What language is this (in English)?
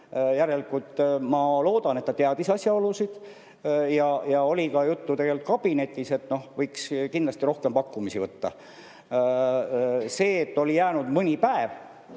Estonian